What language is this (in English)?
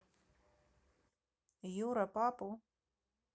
Russian